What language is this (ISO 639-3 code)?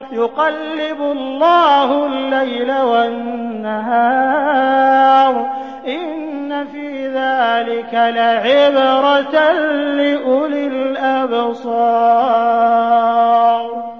ara